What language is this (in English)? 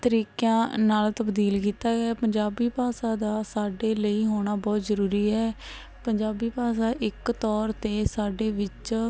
Punjabi